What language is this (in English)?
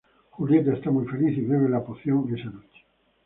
Spanish